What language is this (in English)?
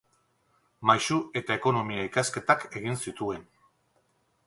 Basque